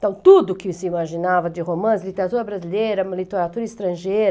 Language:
Portuguese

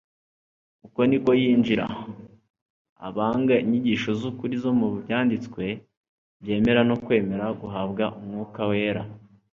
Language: Kinyarwanda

